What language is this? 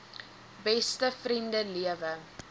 Afrikaans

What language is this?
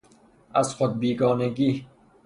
Persian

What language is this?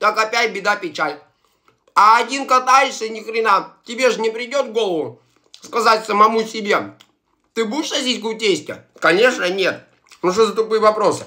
Russian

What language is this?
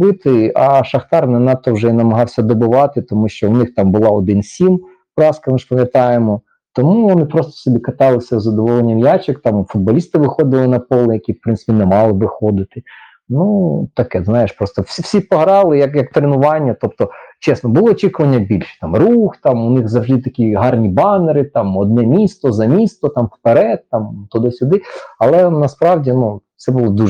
Ukrainian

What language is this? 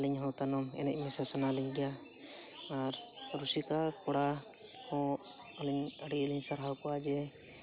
Santali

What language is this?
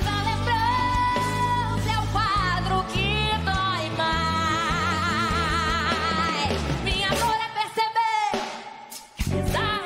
Portuguese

